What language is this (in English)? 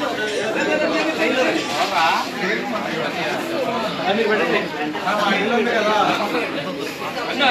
Telugu